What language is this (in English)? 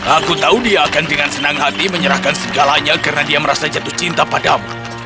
Indonesian